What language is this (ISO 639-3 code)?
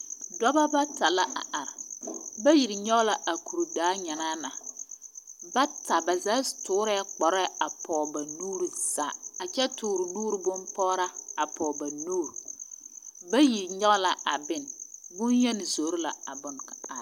dga